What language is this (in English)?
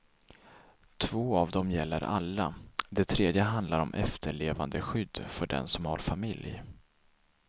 Swedish